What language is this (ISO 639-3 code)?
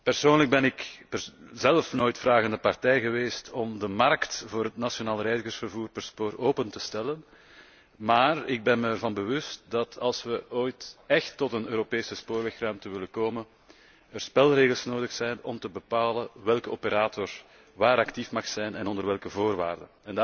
nld